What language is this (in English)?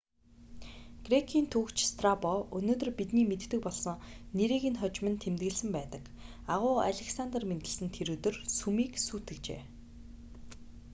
Mongolian